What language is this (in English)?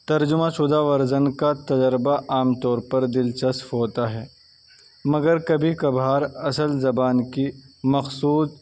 Urdu